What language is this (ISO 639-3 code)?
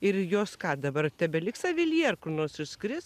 lit